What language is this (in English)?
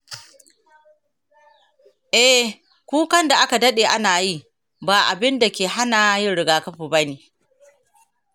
Hausa